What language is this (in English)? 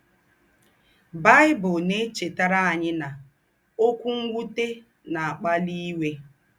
Igbo